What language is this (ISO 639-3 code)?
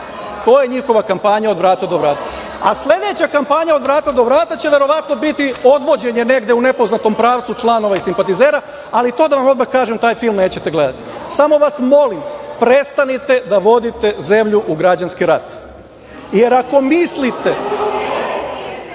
srp